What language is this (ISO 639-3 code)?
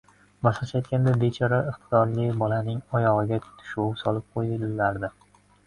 uzb